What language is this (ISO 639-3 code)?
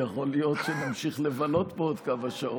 heb